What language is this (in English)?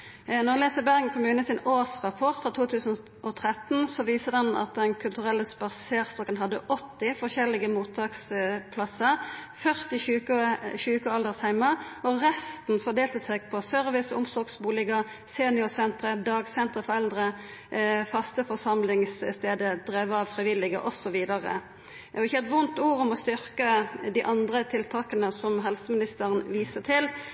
Norwegian Nynorsk